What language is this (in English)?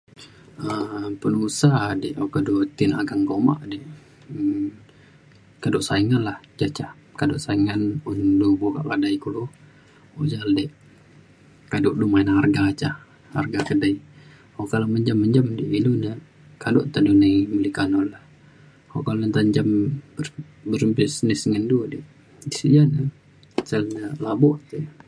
Mainstream Kenyah